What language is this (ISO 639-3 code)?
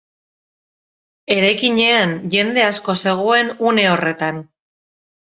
eus